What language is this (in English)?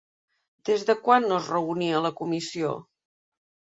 Catalan